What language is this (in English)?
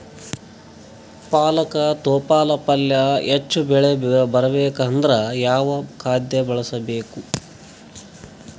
Kannada